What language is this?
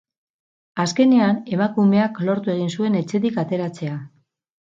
Basque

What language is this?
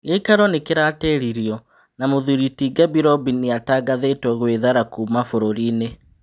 Kikuyu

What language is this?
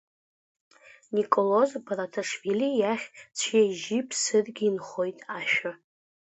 Abkhazian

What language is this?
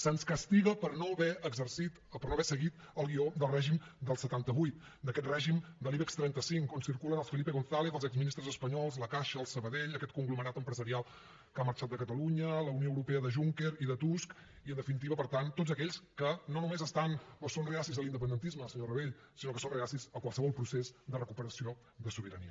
Catalan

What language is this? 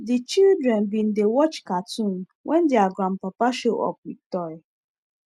Nigerian Pidgin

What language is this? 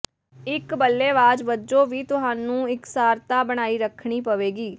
Punjabi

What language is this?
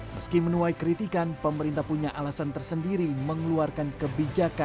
Indonesian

